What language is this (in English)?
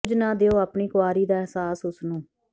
Punjabi